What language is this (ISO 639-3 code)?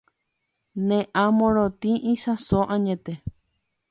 grn